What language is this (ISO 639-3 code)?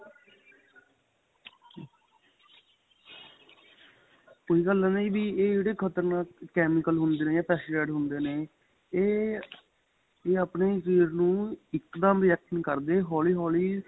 pan